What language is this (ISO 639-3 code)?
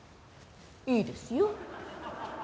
jpn